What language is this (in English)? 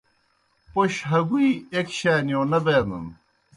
Kohistani Shina